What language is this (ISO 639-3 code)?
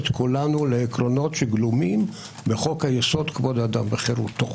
heb